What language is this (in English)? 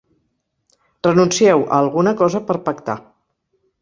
Catalan